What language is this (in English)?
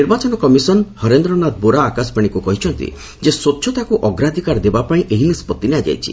Odia